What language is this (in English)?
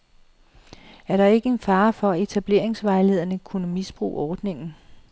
Danish